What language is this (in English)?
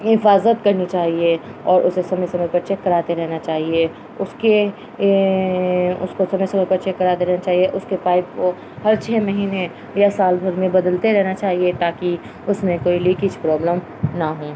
Urdu